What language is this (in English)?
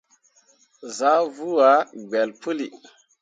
Mundang